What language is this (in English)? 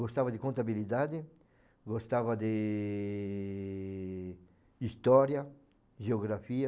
Portuguese